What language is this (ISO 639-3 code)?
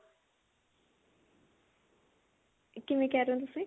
pan